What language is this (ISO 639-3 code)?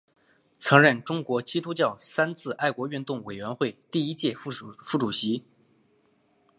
zho